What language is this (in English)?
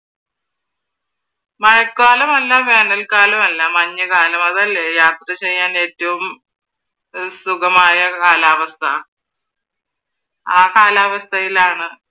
Malayalam